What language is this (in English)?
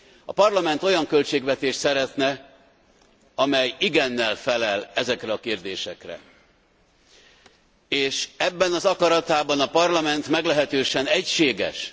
Hungarian